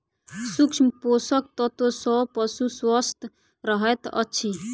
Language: Maithili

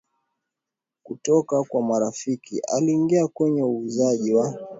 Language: Swahili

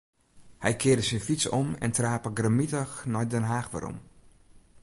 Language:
Western Frisian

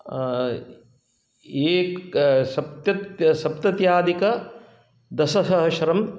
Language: Sanskrit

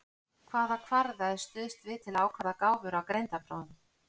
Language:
Icelandic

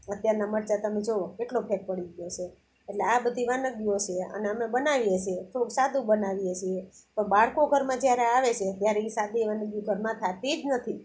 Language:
Gujarati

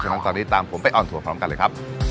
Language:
Thai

